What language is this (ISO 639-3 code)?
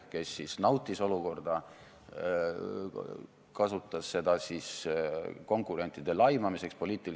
est